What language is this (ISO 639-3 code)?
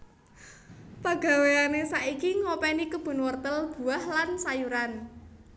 jav